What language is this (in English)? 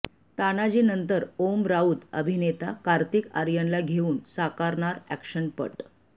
Marathi